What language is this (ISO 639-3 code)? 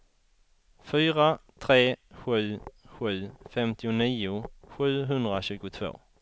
swe